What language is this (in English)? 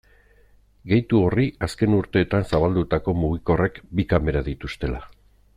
Basque